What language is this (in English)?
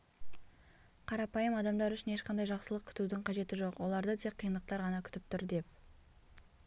Kazakh